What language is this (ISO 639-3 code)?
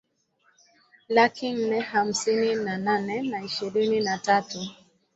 swa